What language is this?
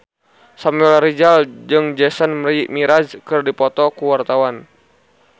Sundanese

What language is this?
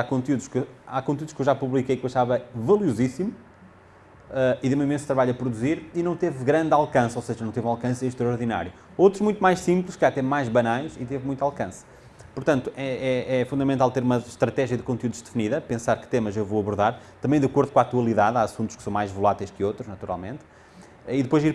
Portuguese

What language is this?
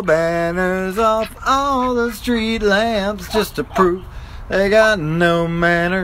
English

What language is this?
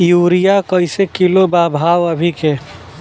Bhojpuri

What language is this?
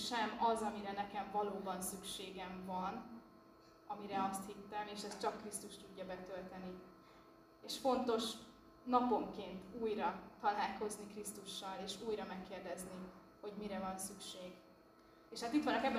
Hungarian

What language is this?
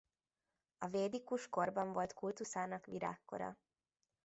Hungarian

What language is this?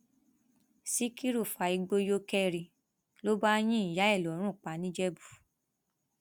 Yoruba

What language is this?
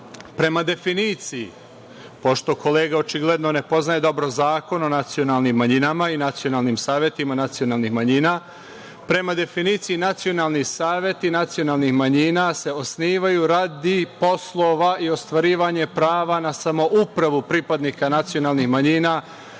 Serbian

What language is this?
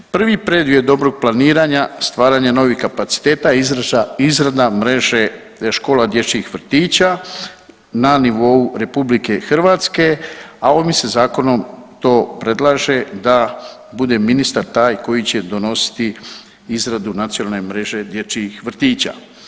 Croatian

